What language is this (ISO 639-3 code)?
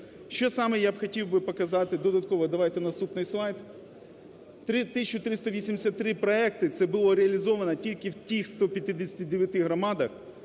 ukr